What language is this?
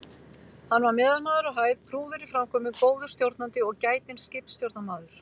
Icelandic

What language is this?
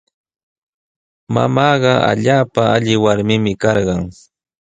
Sihuas Ancash Quechua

